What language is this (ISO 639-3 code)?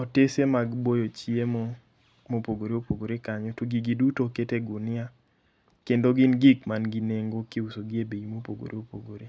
luo